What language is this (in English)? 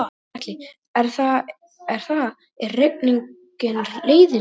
Icelandic